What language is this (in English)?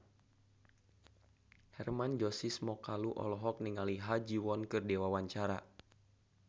Sundanese